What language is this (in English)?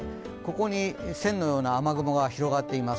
Japanese